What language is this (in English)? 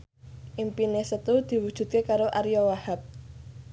Javanese